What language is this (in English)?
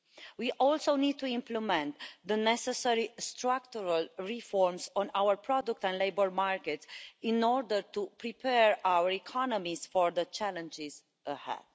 English